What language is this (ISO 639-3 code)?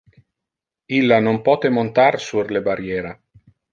ina